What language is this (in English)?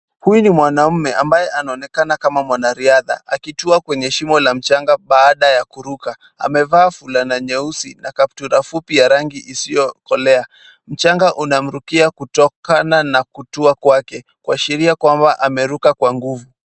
Swahili